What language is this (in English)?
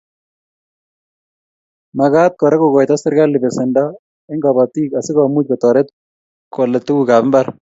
Kalenjin